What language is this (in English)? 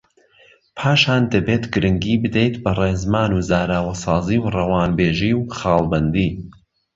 Central Kurdish